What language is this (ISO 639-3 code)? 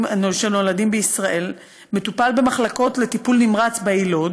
heb